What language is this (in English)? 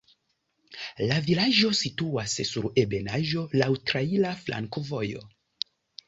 Esperanto